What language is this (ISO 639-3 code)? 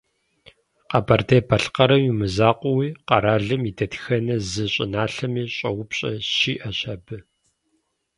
kbd